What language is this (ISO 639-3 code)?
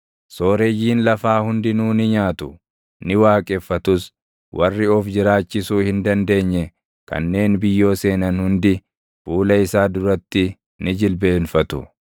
orm